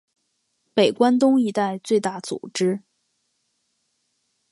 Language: Chinese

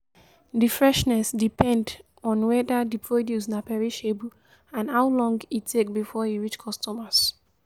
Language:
Nigerian Pidgin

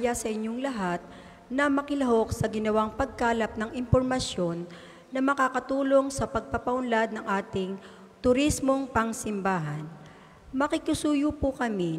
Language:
Filipino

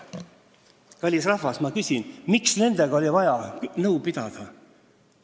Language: Estonian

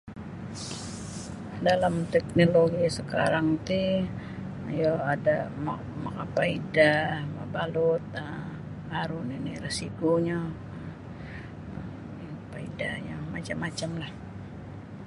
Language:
Sabah Bisaya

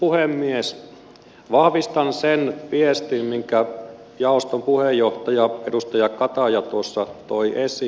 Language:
Finnish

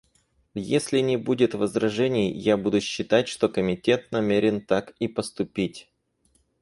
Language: Russian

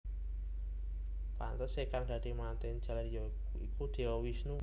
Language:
Javanese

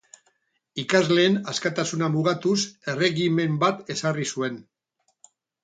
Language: Basque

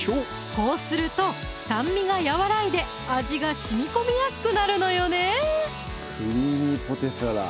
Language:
Japanese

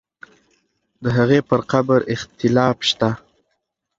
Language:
Pashto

